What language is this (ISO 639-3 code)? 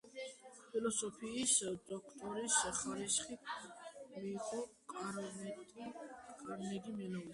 kat